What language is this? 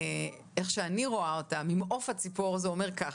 Hebrew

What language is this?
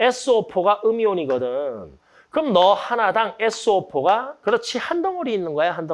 Korean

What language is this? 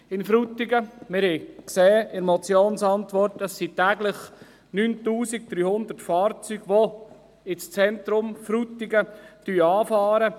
Swiss German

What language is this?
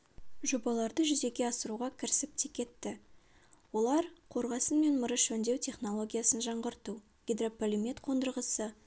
Kazakh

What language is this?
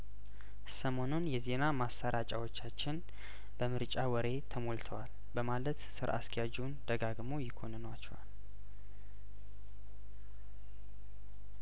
Amharic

